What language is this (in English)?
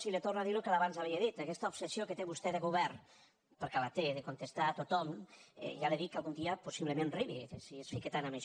Catalan